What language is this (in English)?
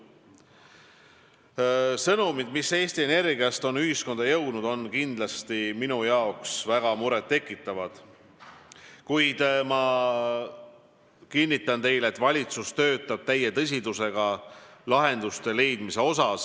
Estonian